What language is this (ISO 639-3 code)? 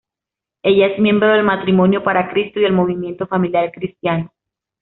spa